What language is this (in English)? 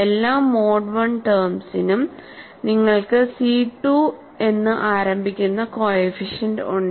Malayalam